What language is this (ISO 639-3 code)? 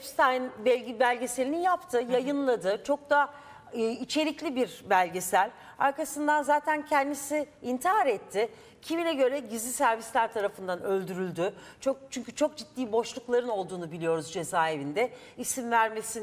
tur